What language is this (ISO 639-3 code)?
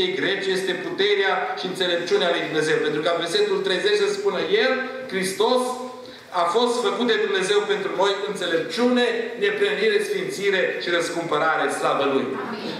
ron